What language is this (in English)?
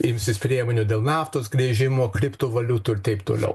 Lithuanian